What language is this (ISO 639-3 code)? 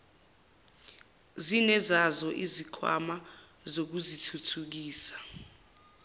zul